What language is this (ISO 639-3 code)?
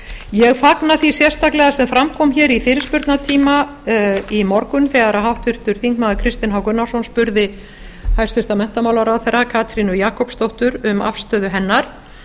isl